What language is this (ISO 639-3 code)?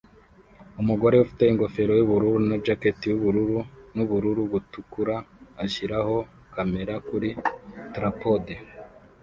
kin